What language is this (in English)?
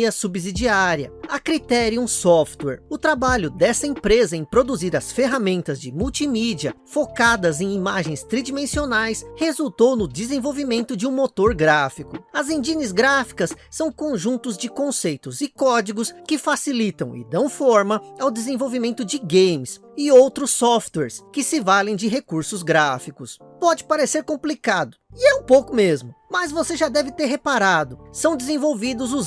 Portuguese